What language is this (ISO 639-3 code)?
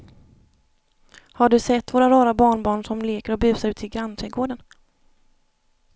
swe